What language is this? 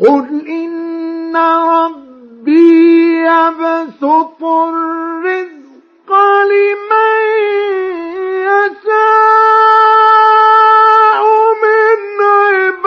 Arabic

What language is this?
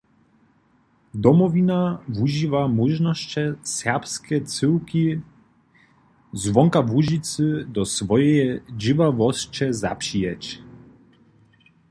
Upper Sorbian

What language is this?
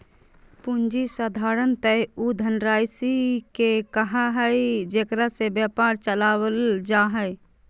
Magahi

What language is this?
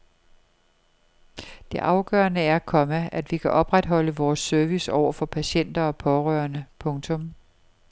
Danish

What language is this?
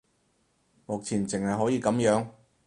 Cantonese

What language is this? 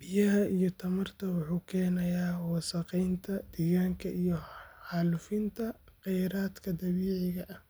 Somali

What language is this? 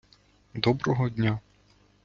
Ukrainian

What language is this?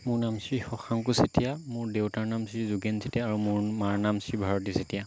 Assamese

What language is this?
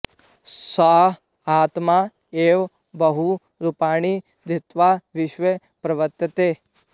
Sanskrit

